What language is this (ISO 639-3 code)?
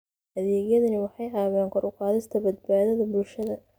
som